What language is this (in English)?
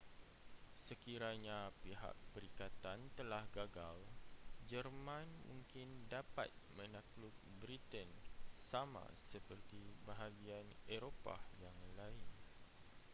Malay